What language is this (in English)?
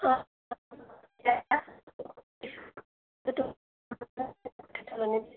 Assamese